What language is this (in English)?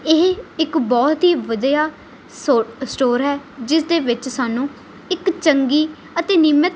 Punjabi